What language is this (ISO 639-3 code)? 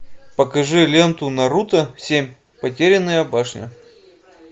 rus